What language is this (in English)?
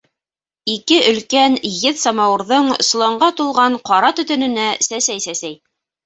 Bashkir